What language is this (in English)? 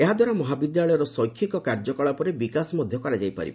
Odia